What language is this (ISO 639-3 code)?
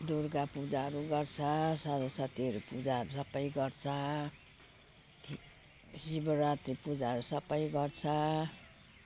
nep